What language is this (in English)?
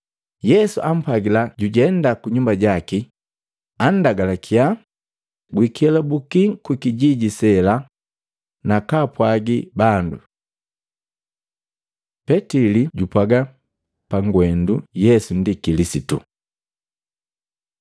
Matengo